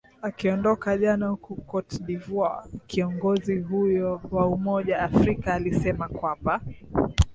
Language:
Swahili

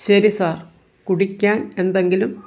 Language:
Malayalam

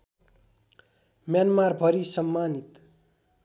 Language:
Nepali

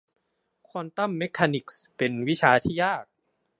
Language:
Thai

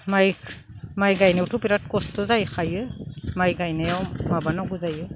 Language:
Bodo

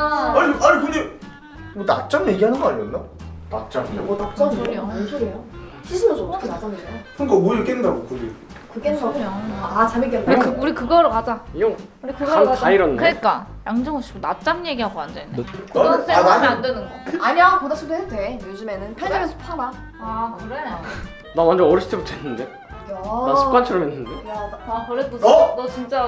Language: Korean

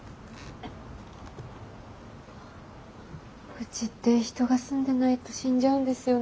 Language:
Japanese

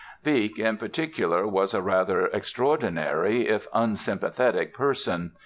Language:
English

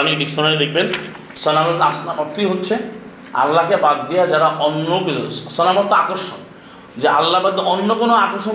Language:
Bangla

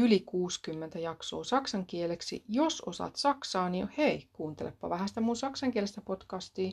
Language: Finnish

